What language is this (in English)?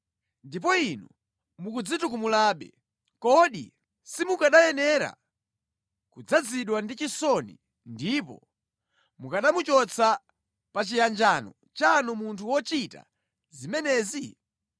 Nyanja